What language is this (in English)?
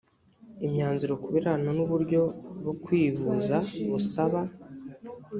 Kinyarwanda